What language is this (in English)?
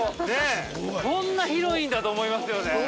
Japanese